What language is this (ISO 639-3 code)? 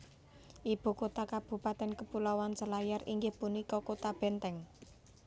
jav